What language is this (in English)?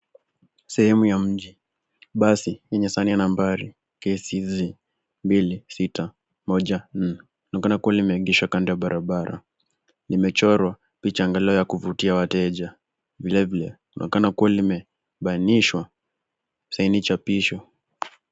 Swahili